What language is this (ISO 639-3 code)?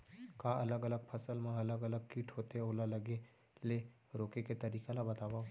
hne